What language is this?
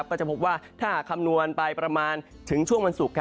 Thai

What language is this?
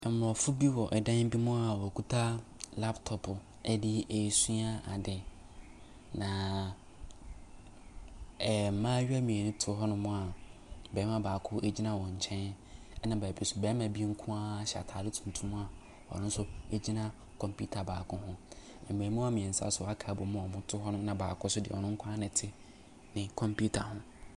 Akan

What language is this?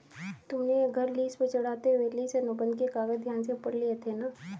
Hindi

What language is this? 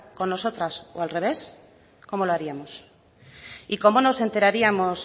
Spanish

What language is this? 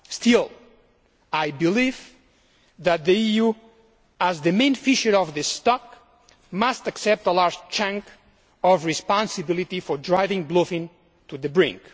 English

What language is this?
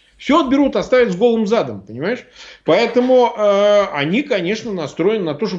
Russian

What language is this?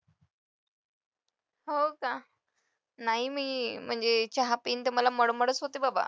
Marathi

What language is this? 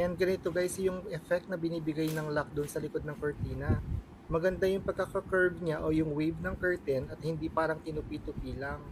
Filipino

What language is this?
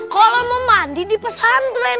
Indonesian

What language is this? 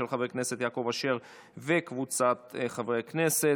Hebrew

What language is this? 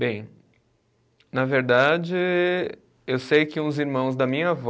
Portuguese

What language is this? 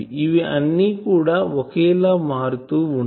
Telugu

